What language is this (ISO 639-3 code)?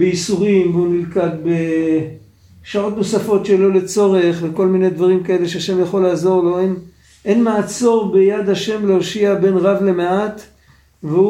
heb